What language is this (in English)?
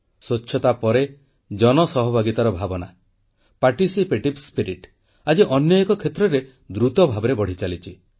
Odia